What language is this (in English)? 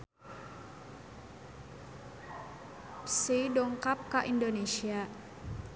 Sundanese